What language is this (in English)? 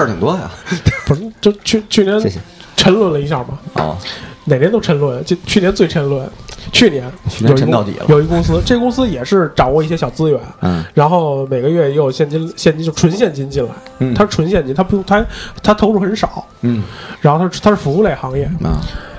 Chinese